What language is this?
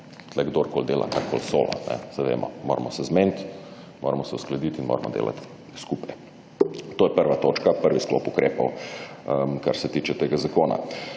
Slovenian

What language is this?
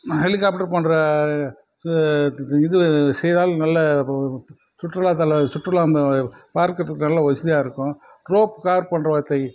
Tamil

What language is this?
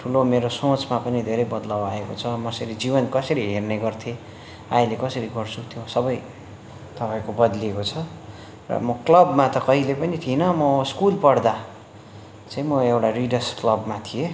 Nepali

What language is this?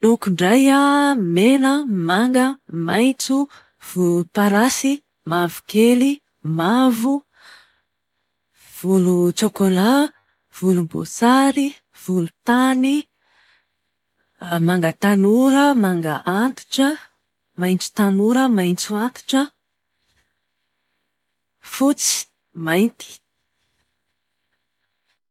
Malagasy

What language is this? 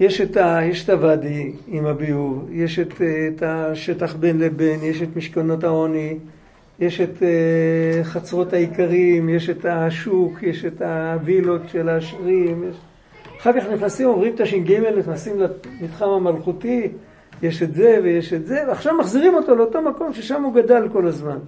Hebrew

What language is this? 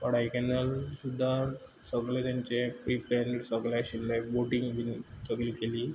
Konkani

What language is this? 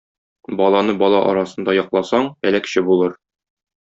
Tatar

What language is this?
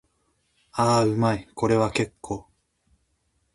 Japanese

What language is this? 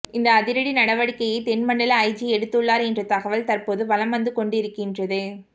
Tamil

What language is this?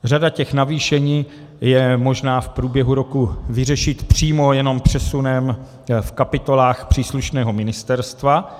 Czech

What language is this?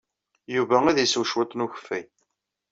Kabyle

